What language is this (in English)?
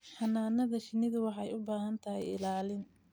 Somali